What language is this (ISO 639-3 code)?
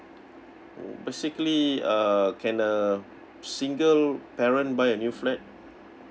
eng